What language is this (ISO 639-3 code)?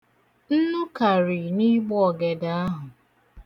ibo